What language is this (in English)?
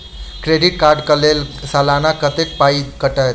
Maithili